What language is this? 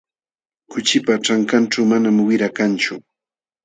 Jauja Wanca Quechua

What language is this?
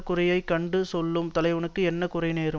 Tamil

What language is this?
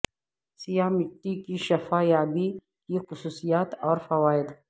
Urdu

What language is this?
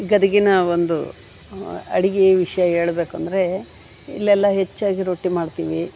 Kannada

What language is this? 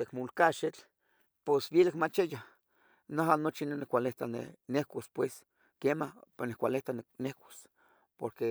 Tetelcingo Nahuatl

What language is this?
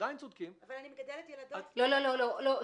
Hebrew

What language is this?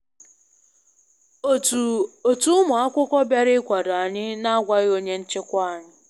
Igbo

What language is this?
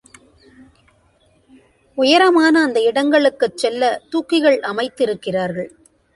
Tamil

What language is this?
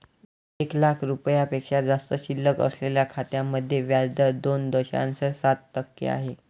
Marathi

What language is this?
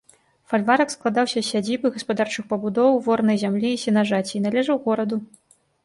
Belarusian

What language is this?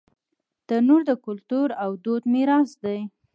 Pashto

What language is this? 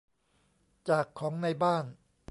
Thai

